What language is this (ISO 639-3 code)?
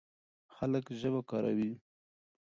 pus